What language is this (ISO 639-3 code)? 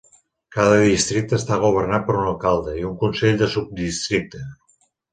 cat